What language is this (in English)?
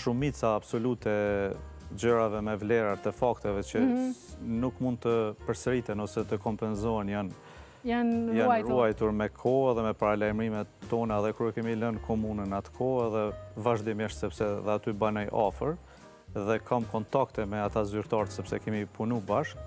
Romanian